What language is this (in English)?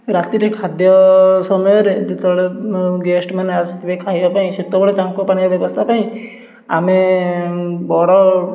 Odia